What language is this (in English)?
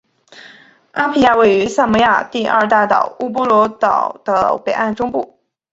Chinese